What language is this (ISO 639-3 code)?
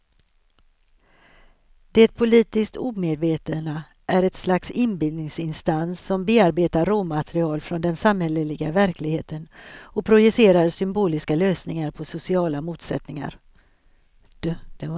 swe